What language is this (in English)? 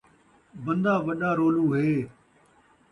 Saraiki